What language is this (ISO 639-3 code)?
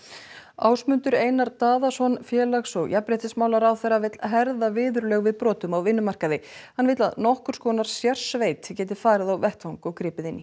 isl